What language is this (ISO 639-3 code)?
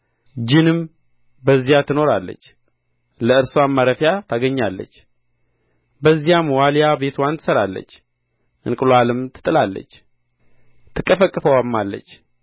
amh